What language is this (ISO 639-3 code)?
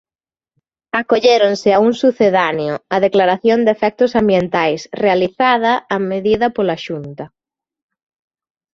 glg